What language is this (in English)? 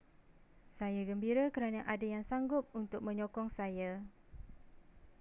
Malay